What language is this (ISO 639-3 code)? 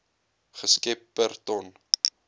afr